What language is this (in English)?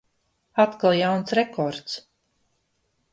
Latvian